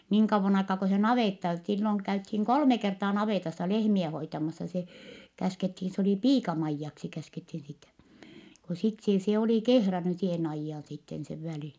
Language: Finnish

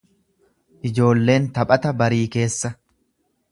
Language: Oromo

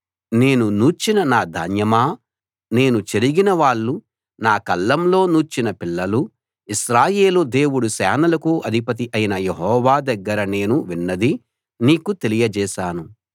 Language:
Telugu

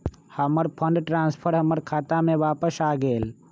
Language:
Magahi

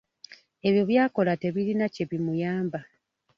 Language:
Ganda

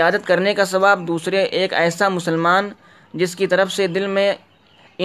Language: Urdu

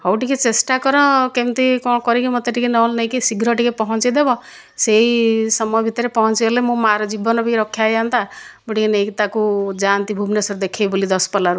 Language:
Odia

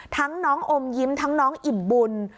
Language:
Thai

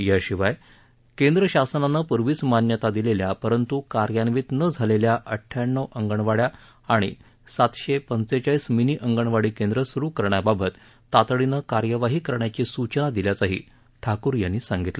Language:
Marathi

